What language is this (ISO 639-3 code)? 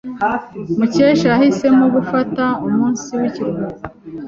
kin